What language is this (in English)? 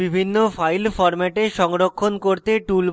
Bangla